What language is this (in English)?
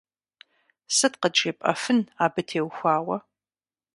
Kabardian